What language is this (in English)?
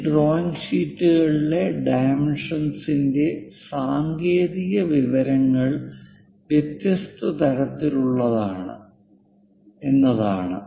Malayalam